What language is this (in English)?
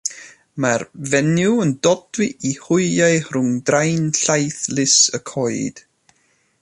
Welsh